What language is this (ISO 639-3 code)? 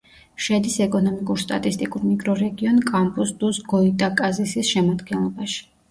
kat